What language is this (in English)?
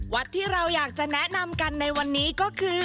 Thai